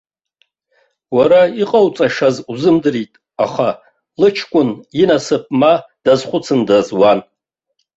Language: Abkhazian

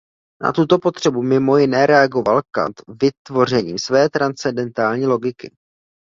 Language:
Czech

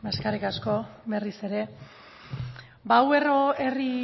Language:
Basque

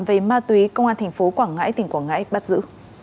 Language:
Vietnamese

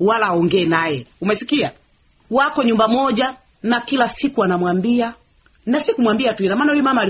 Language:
Swahili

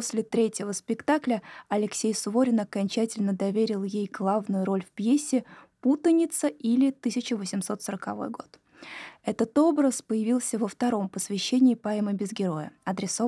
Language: Russian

